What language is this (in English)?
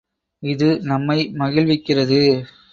Tamil